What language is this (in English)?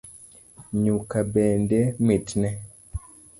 Luo (Kenya and Tanzania)